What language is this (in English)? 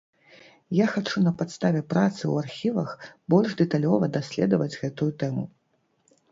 Belarusian